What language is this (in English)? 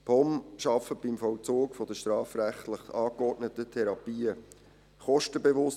Swiss German